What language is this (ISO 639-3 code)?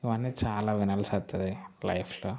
tel